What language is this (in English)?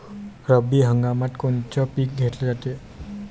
Marathi